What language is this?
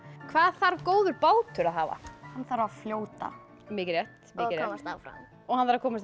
Icelandic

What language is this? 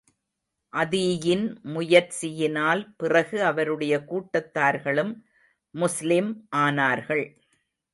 Tamil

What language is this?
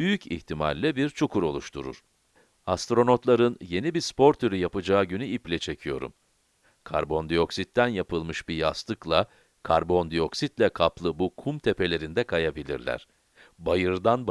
Turkish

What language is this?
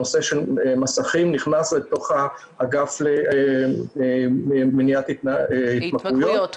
Hebrew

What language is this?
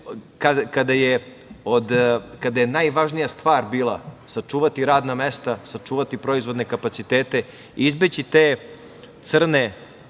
Serbian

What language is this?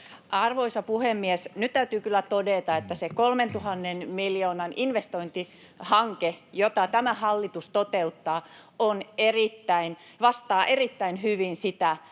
Finnish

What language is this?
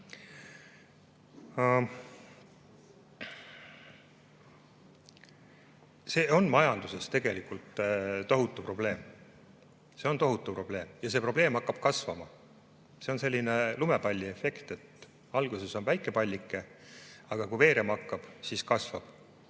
Estonian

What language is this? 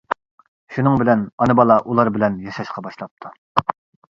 Uyghur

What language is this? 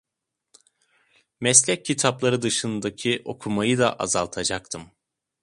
Turkish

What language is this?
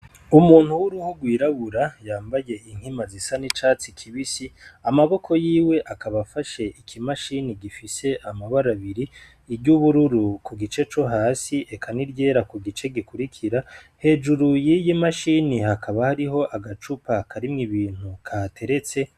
Rundi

